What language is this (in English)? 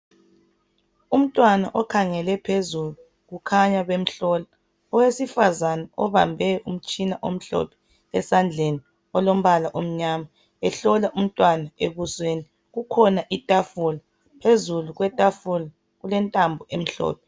North Ndebele